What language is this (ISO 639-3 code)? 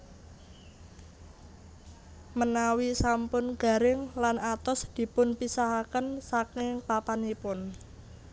jav